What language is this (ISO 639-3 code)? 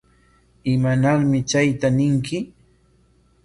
qwa